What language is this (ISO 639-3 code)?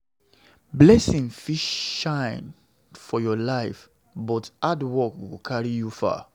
pcm